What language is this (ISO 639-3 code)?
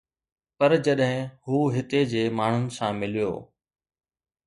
snd